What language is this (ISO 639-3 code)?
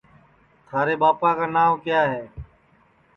ssi